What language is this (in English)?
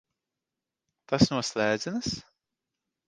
Latvian